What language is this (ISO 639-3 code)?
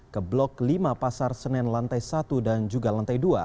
ind